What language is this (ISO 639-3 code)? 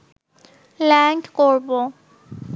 ben